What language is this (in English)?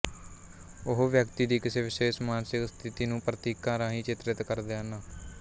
Punjabi